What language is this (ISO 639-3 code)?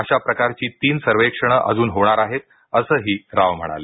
mar